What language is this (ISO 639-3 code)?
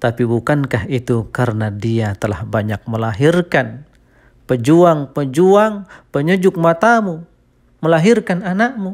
ind